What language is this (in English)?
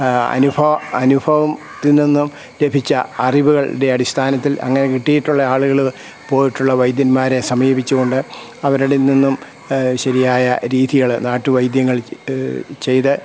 Malayalam